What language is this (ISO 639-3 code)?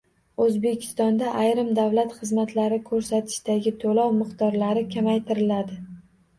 uzb